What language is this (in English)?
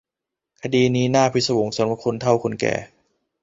Thai